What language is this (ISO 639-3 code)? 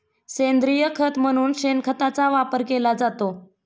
mar